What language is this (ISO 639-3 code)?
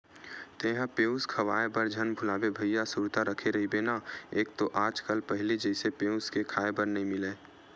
hne